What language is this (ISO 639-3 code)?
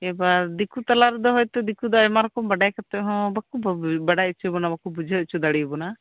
sat